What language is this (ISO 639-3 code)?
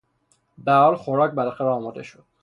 fas